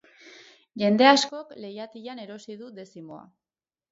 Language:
Basque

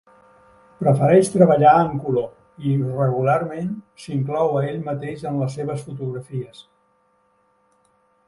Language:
Catalan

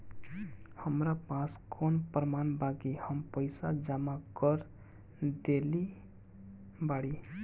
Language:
Bhojpuri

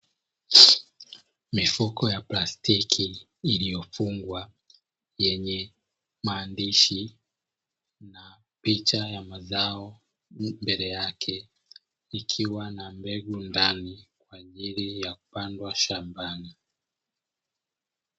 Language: Swahili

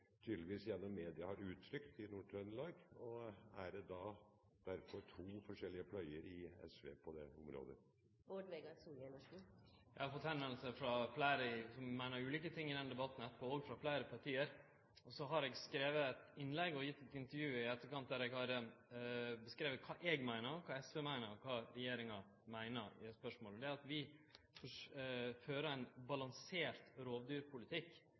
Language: Norwegian Nynorsk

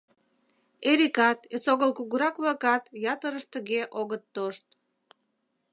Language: Mari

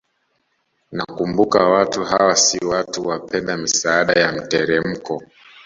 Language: Swahili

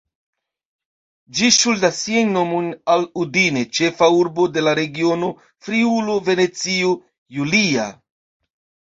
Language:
Esperanto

